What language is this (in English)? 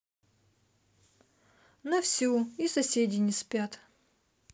Russian